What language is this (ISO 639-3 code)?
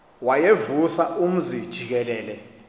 xho